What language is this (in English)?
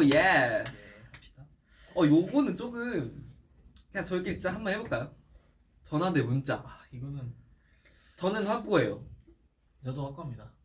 Korean